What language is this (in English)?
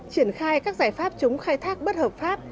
Vietnamese